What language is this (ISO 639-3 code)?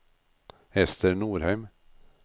nor